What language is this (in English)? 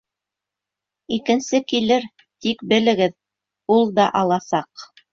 Bashkir